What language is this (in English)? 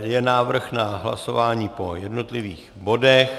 Czech